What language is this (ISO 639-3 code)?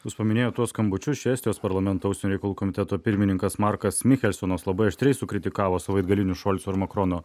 lit